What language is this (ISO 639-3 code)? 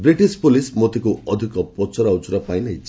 ori